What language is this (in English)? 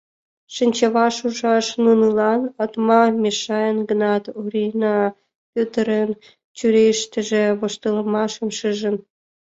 Mari